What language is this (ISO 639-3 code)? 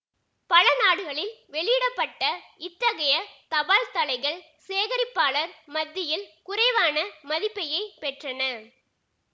tam